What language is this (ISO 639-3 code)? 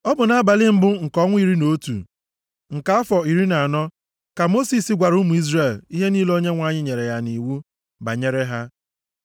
ibo